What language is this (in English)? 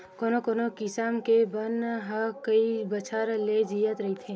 Chhattisgarhi